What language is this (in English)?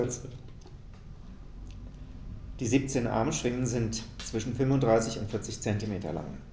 German